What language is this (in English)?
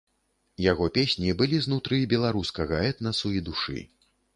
Belarusian